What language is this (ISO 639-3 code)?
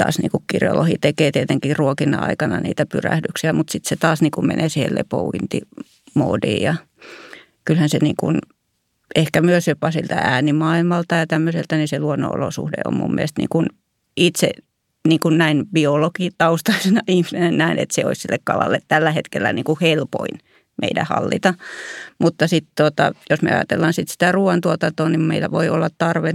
fin